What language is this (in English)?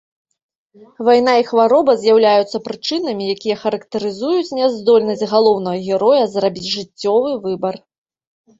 Belarusian